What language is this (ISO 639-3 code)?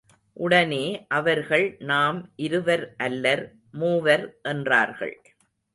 tam